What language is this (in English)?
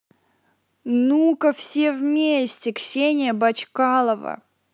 Russian